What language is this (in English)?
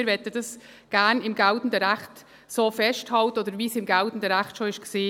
Swiss German